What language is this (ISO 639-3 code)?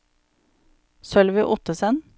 nor